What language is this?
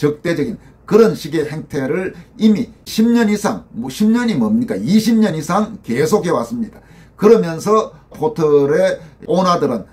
Korean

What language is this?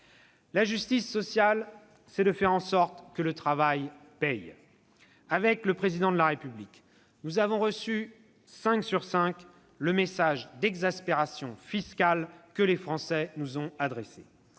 French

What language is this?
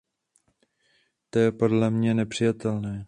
Czech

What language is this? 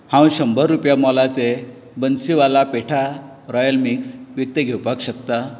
Konkani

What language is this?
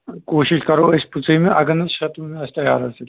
Kashmiri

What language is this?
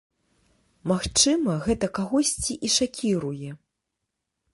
Belarusian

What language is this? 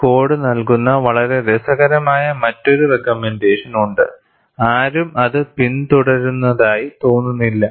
Malayalam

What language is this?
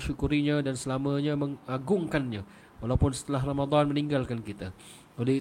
Malay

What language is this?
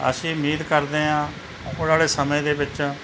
Punjabi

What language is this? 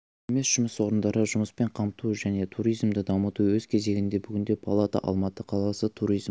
Kazakh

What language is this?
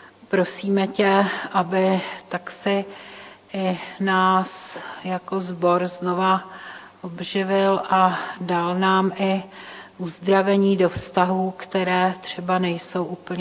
Czech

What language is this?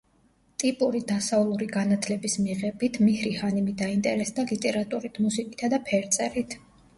Georgian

